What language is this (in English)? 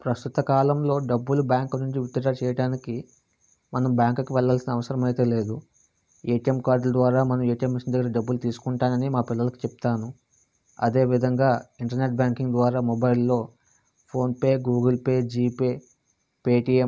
Telugu